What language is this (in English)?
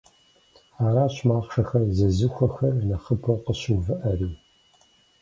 Kabardian